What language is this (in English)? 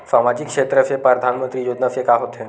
Chhattisgarhi